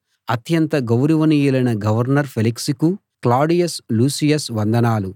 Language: Telugu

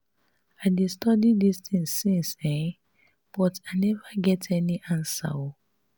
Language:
Nigerian Pidgin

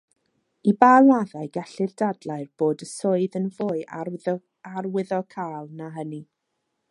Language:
Welsh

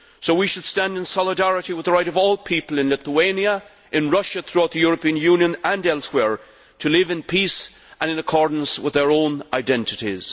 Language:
English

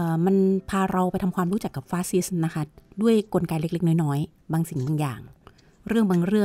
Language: Thai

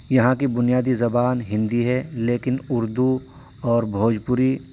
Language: Urdu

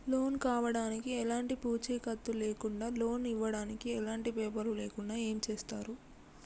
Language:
Telugu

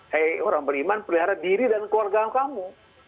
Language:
Indonesian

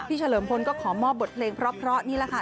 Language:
Thai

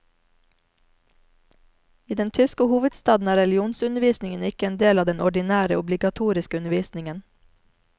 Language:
Norwegian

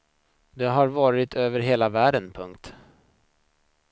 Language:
Swedish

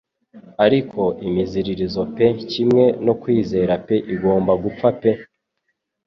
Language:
Kinyarwanda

